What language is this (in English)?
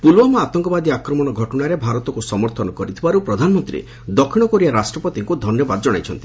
Odia